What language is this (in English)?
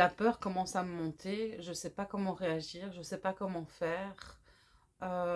French